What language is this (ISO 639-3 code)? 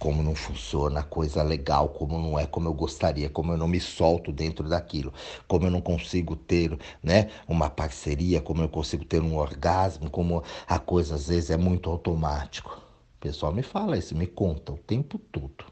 por